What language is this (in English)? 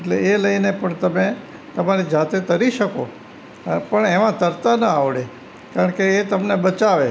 Gujarati